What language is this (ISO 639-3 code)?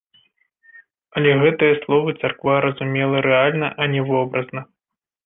bel